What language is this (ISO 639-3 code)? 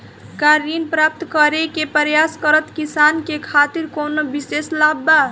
bho